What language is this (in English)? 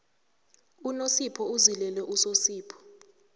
South Ndebele